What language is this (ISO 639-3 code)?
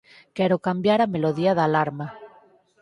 glg